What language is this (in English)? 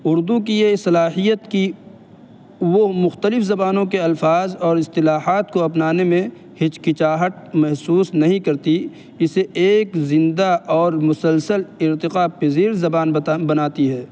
Urdu